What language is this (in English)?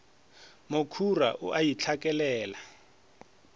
Northern Sotho